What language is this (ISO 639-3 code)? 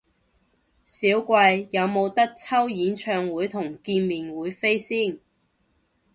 yue